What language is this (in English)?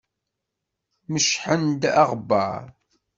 Kabyle